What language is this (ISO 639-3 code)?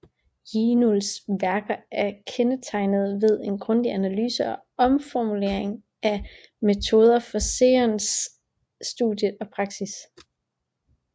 dan